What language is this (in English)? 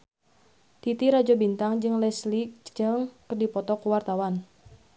Sundanese